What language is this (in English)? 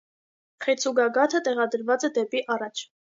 Armenian